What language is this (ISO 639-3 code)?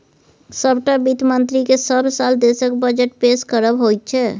mai